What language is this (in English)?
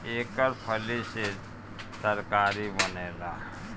Bhojpuri